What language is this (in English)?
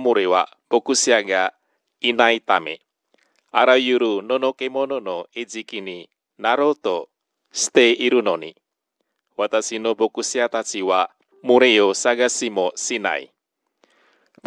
Japanese